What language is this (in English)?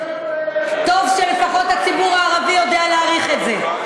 Hebrew